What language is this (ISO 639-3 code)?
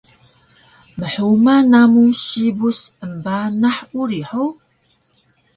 trv